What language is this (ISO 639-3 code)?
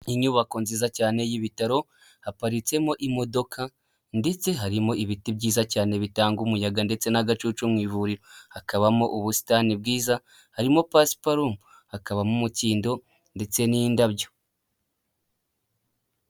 kin